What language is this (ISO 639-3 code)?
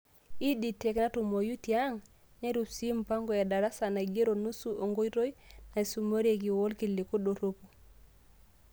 mas